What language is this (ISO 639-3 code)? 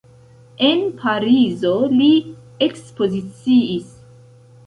epo